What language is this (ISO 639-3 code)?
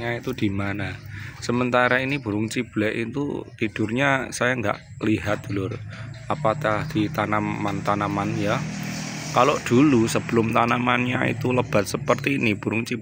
ind